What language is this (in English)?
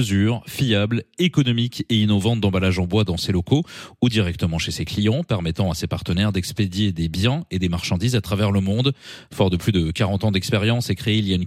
French